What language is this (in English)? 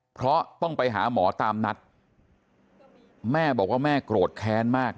Thai